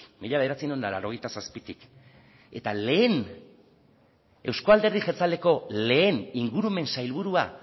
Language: Basque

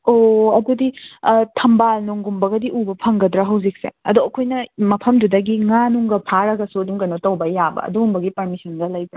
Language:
Manipuri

